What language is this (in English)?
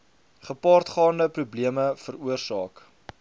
Afrikaans